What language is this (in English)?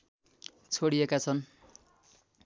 Nepali